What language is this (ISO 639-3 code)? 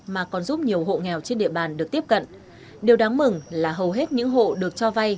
vie